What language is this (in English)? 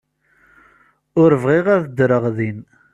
Kabyle